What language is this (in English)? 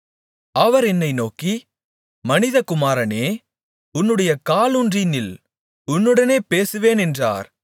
Tamil